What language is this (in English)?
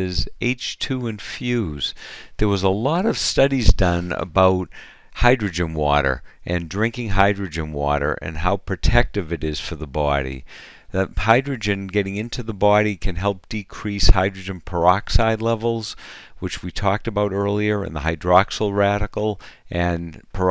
English